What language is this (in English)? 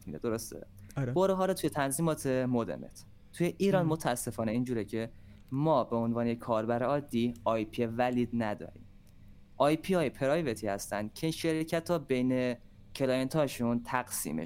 Persian